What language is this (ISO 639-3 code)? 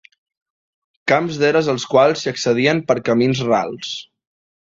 cat